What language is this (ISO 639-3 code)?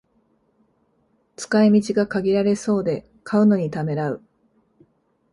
jpn